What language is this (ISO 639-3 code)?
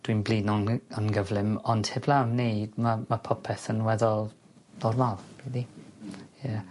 cym